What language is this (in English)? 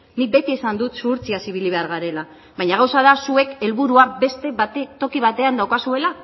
Basque